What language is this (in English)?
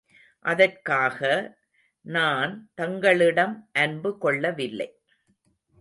Tamil